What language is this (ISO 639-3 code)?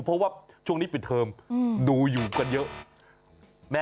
tha